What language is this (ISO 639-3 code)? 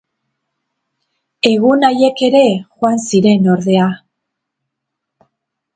eus